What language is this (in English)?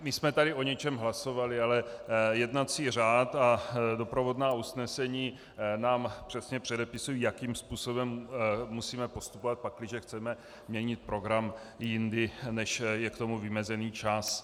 Czech